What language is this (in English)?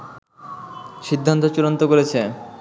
Bangla